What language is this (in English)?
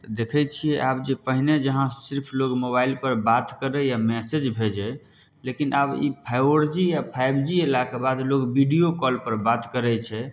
Maithili